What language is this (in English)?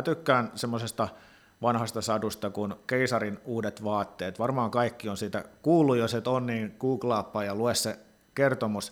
Finnish